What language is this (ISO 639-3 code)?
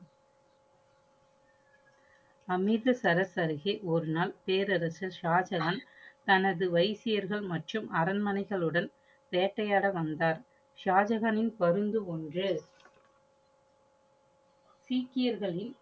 tam